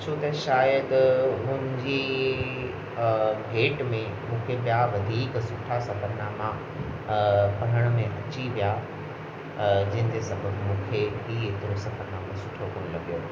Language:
Sindhi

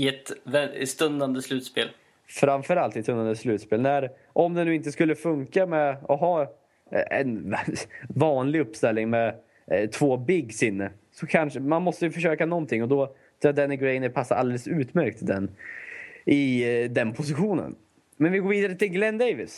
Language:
Swedish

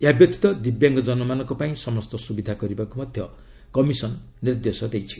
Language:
Odia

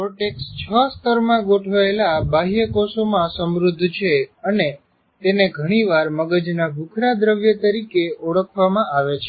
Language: Gujarati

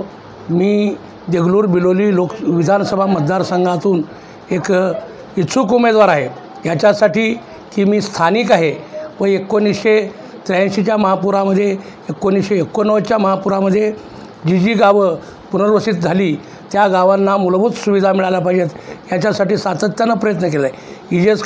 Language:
Marathi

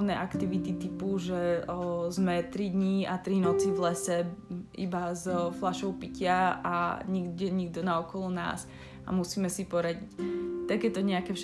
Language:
Slovak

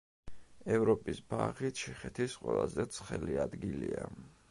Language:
Georgian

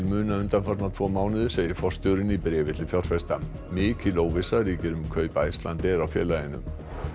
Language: Icelandic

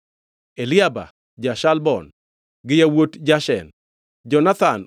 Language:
Luo (Kenya and Tanzania)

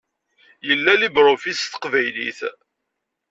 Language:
Kabyle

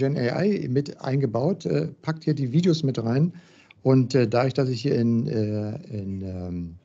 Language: German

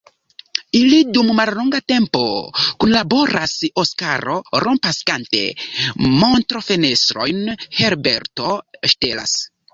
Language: Esperanto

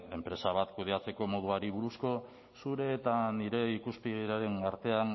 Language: Basque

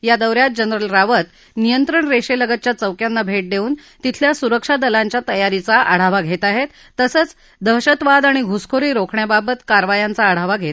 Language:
Marathi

